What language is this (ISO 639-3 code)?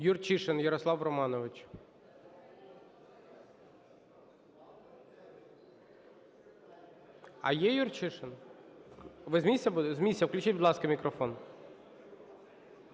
ukr